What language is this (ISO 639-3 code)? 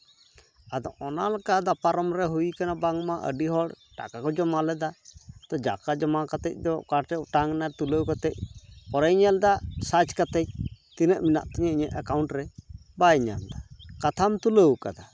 sat